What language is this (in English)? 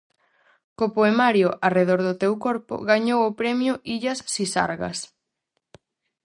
Galician